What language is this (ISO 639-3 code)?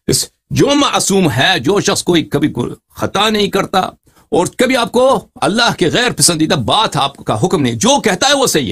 ara